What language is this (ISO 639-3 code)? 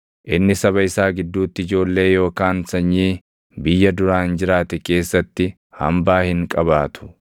orm